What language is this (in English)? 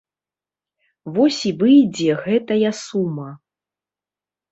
Belarusian